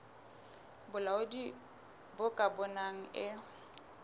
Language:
Southern Sotho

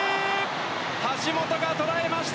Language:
Japanese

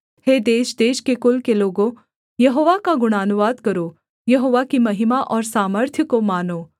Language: Hindi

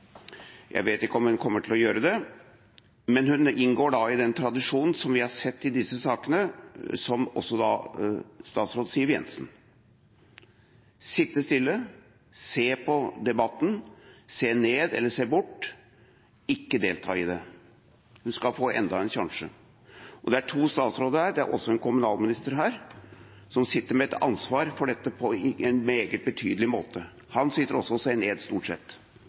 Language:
Norwegian Bokmål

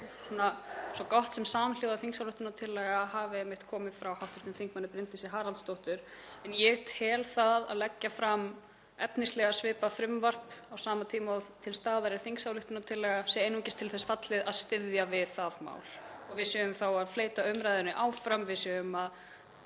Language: Icelandic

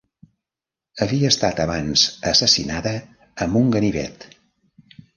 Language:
Catalan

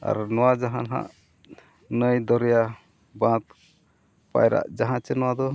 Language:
Santali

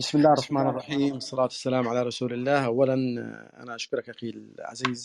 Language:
Arabic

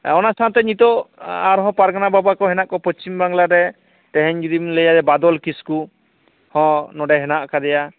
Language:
Santali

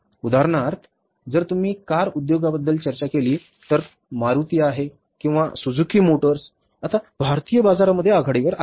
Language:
Marathi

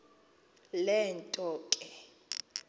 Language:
Xhosa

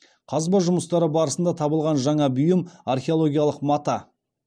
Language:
Kazakh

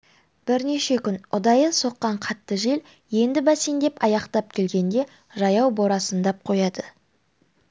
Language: Kazakh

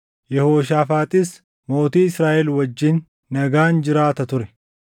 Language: Oromo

